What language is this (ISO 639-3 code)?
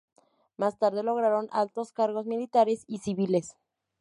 spa